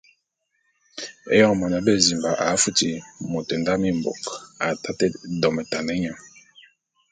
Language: Bulu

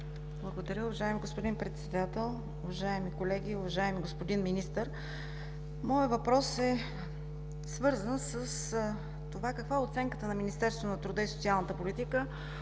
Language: Bulgarian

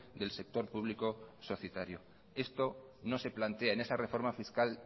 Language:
Spanish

